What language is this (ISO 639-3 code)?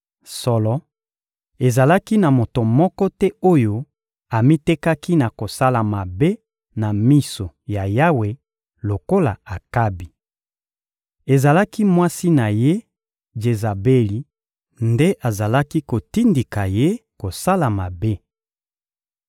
lin